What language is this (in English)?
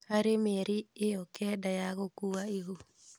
Kikuyu